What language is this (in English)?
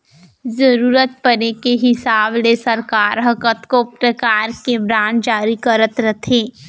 Chhattisgarhi